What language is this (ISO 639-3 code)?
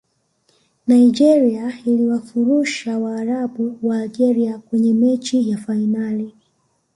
swa